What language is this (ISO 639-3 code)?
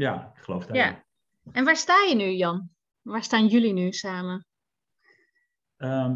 nld